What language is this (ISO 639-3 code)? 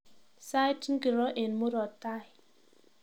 kln